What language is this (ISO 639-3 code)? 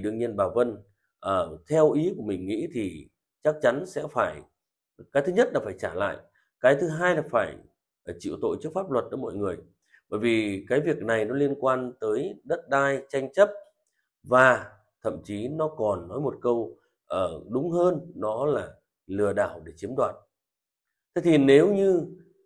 vie